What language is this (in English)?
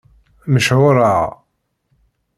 Kabyle